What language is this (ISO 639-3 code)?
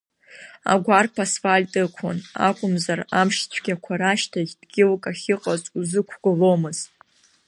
abk